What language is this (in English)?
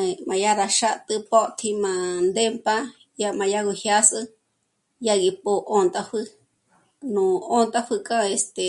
Michoacán Mazahua